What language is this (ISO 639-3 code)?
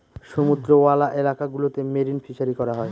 ben